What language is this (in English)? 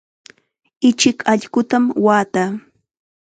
Chiquián Ancash Quechua